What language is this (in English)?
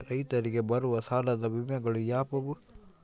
Kannada